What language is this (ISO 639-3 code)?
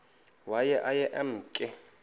xho